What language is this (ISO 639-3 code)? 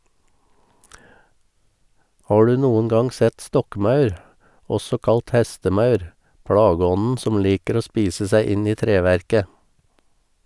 nor